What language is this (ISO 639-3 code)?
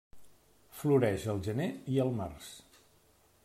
cat